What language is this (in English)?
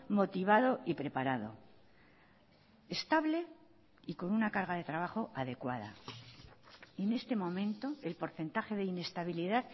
Spanish